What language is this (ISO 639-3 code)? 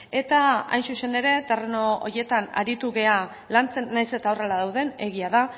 eus